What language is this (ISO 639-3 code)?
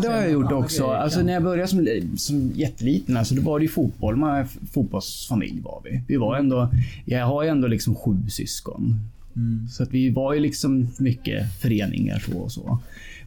swe